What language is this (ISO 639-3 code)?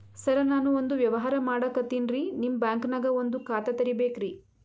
kan